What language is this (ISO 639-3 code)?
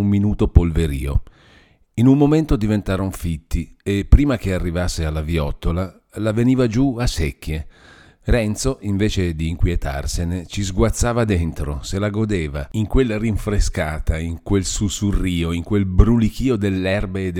ita